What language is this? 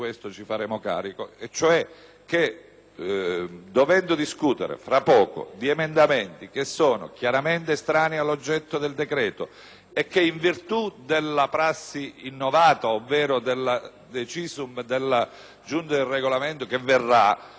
Italian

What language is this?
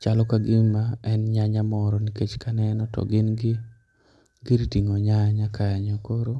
Luo (Kenya and Tanzania)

